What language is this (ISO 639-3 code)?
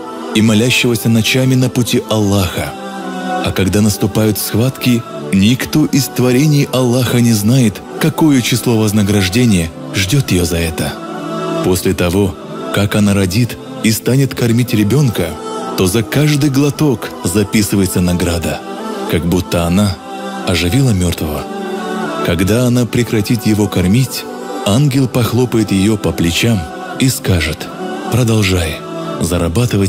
rus